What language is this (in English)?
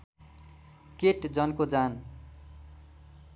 Nepali